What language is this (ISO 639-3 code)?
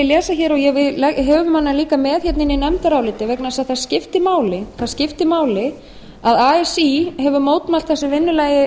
isl